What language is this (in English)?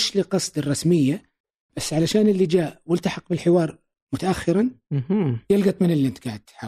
Arabic